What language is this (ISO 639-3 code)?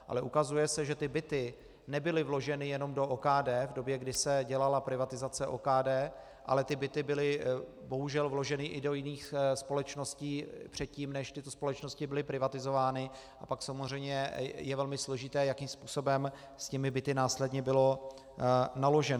ces